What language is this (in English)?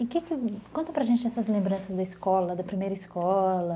Portuguese